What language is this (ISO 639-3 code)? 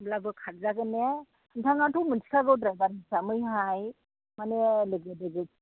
brx